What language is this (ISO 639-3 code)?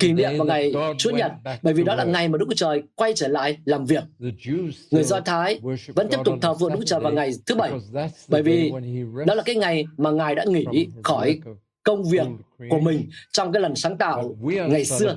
vie